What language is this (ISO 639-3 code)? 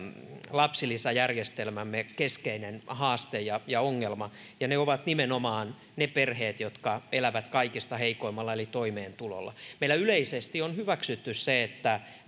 fin